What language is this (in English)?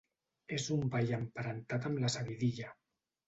Catalan